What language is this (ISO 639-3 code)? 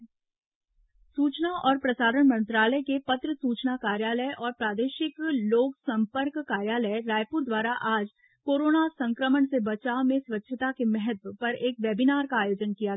hin